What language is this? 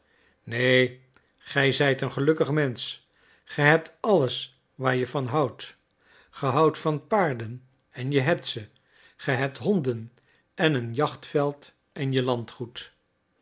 Dutch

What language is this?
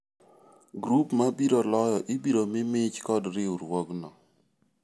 Luo (Kenya and Tanzania)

